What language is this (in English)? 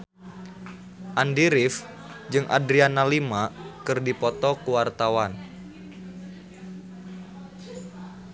Sundanese